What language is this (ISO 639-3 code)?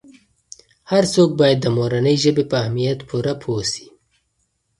pus